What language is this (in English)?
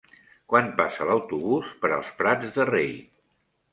Catalan